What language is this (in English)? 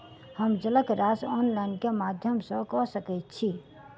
Maithili